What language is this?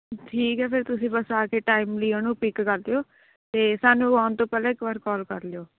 Punjabi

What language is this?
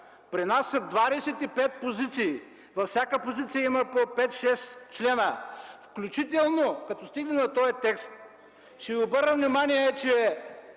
Bulgarian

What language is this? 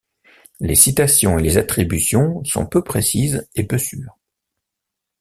French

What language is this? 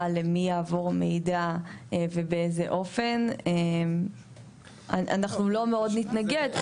Hebrew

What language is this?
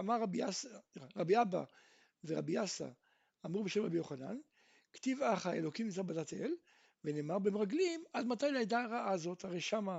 Hebrew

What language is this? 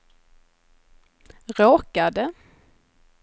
Swedish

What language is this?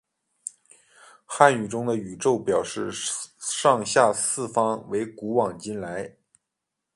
Chinese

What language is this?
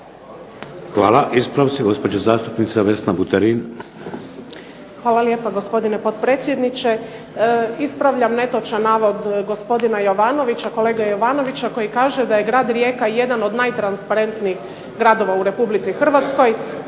Croatian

